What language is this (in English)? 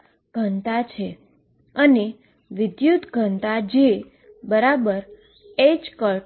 Gujarati